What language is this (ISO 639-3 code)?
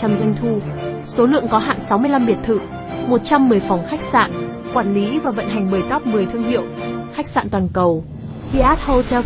vie